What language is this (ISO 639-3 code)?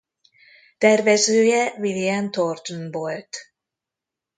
hun